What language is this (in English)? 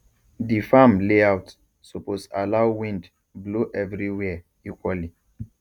Nigerian Pidgin